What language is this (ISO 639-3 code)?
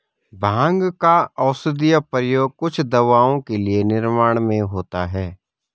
hin